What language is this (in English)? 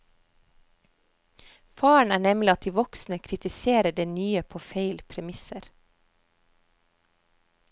Norwegian